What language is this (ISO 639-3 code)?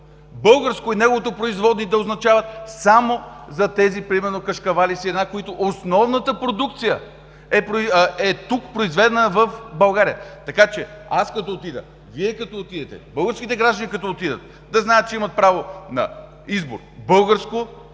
bul